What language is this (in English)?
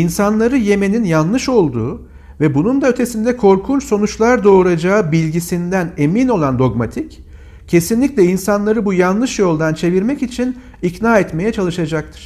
Turkish